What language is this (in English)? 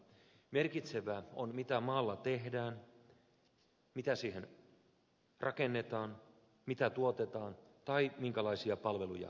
Finnish